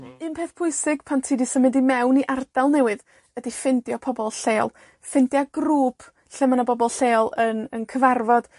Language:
Welsh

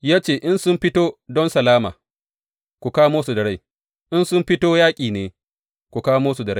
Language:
Hausa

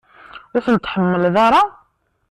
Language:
Kabyle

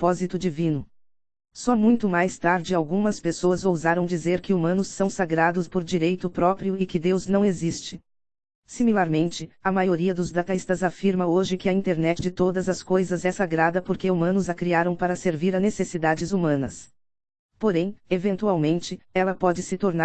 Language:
Portuguese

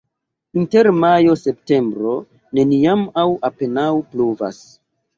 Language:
Esperanto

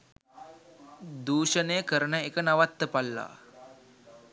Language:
Sinhala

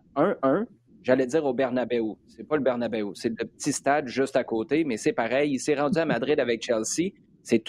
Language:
French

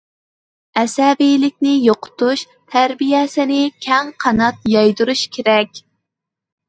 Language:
Uyghur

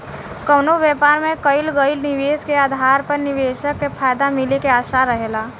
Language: Bhojpuri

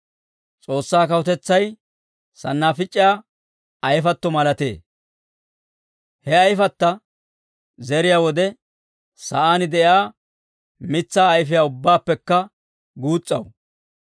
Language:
Dawro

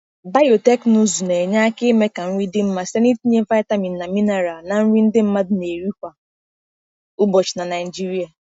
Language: Igbo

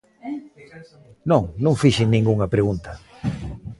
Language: Galician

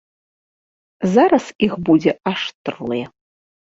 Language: Belarusian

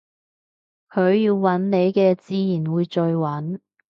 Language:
Cantonese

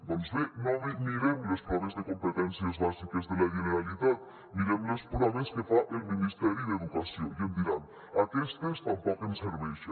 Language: Catalan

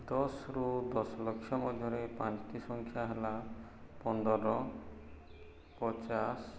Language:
Odia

